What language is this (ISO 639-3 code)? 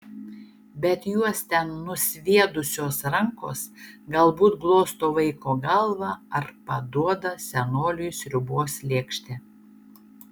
lit